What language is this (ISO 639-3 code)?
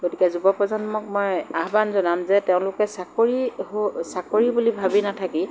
asm